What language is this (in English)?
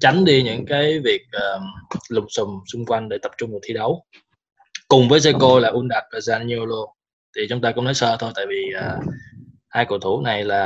Vietnamese